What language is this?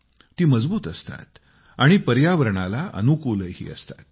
Marathi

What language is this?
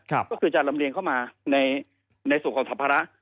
Thai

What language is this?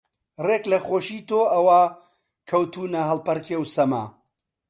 Central Kurdish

